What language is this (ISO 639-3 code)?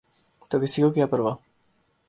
urd